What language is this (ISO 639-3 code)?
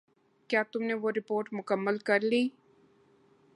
urd